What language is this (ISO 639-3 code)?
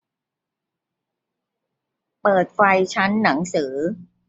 tha